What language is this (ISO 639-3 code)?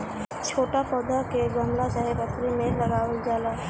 bho